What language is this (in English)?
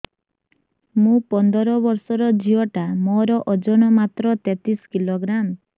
Odia